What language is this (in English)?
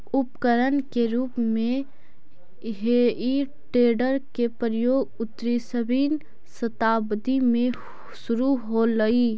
Magahi